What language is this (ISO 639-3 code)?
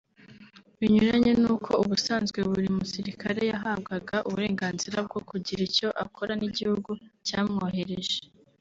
kin